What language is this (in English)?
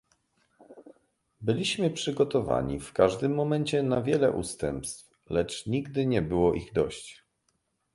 Polish